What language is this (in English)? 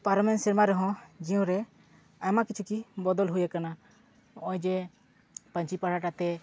Santali